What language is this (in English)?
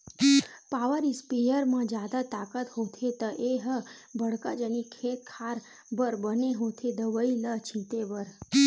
Chhattisgarhi